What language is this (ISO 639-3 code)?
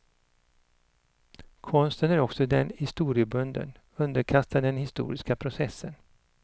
swe